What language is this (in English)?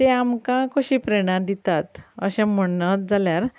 Konkani